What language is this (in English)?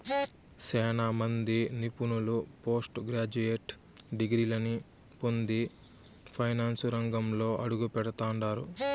Telugu